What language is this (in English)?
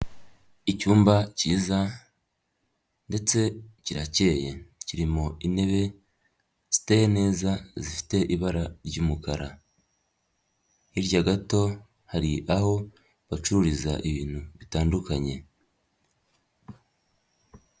Kinyarwanda